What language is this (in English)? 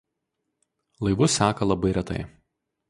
Lithuanian